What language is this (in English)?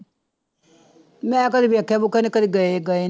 Punjabi